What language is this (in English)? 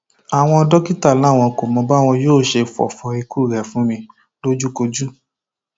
Yoruba